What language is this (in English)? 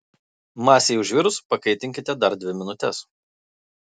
Lithuanian